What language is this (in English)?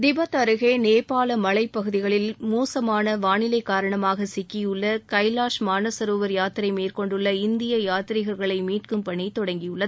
Tamil